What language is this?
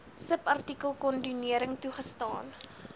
Afrikaans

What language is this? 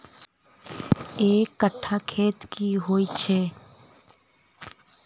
Maithili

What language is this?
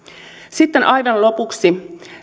Finnish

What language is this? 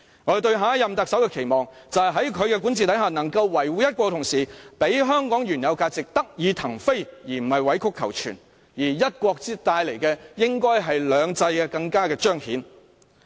Cantonese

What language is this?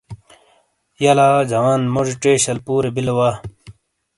Shina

